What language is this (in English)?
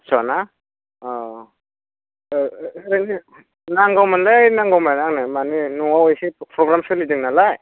Bodo